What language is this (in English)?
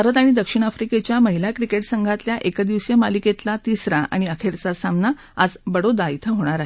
Marathi